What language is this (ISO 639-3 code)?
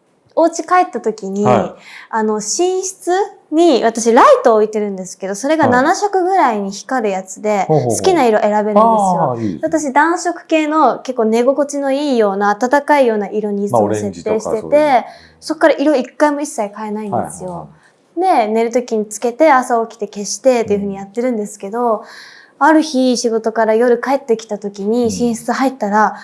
jpn